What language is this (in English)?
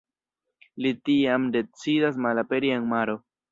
Esperanto